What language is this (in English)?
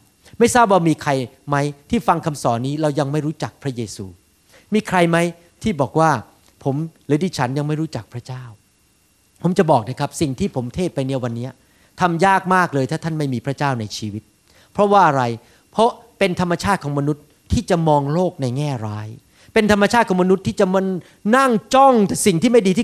Thai